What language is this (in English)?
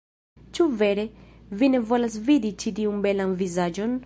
Esperanto